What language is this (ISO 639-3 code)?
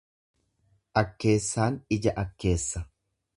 orm